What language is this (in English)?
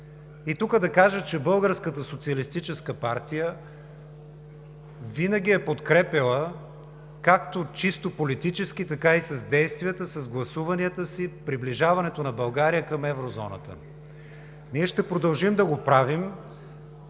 Bulgarian